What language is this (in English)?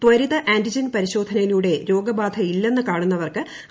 Malayalam